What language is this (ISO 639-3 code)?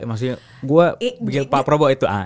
ind